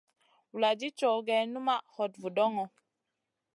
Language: Masana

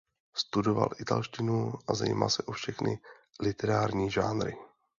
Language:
Czech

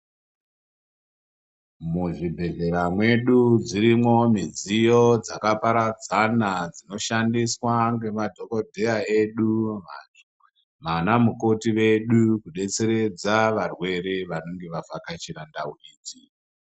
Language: Ndau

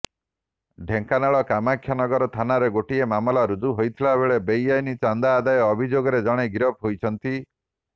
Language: Odia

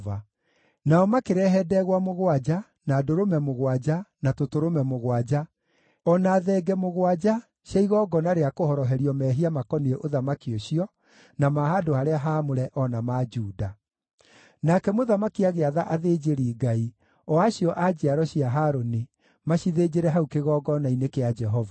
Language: Kikuyu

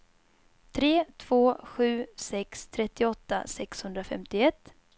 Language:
Swedish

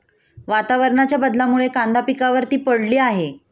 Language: Marathi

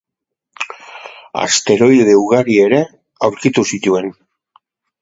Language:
Basque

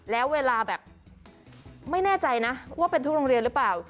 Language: Thai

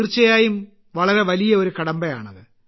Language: Malayalam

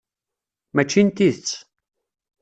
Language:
Kabyle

